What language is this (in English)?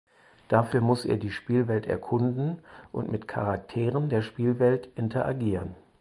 German